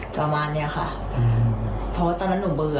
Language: Thai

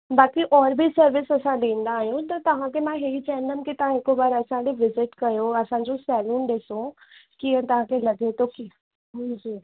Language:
Sindhi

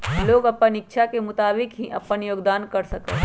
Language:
Magahi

